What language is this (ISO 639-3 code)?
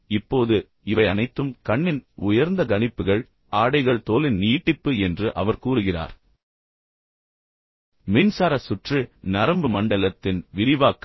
tam